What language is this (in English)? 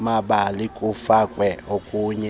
Xhosa